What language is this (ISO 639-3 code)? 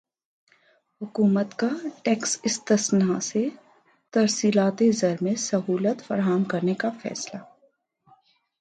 urd